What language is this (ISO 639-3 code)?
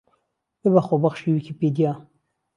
ckb